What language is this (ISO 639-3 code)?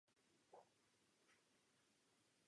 ces